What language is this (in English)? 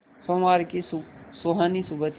Hindi